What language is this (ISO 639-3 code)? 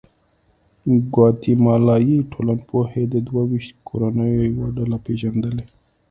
pus